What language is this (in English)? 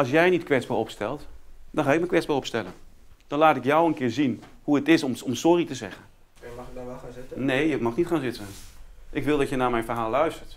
Dutch